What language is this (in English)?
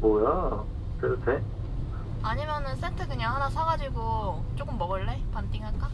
Korean